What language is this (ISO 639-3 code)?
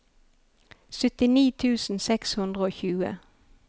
nor